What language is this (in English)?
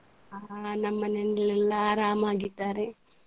Kannada